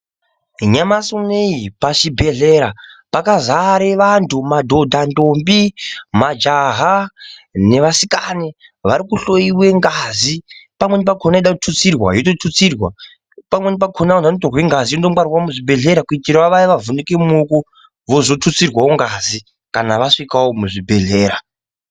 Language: Ndau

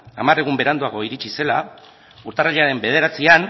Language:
Basque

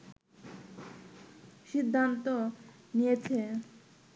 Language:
Bangla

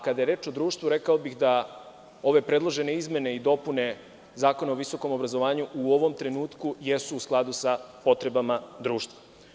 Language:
Serbian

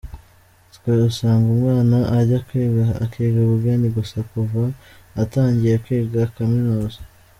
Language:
Kinyarwanda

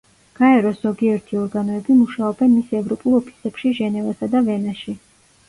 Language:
Georgian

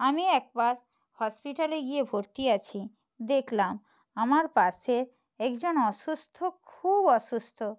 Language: Bangla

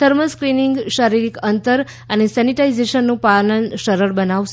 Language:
Gujarati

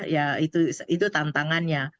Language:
Indonesian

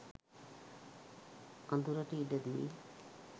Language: Sinhala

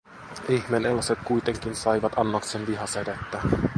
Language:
Finnish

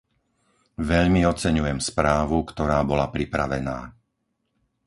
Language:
Slovak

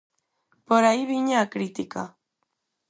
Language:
Galician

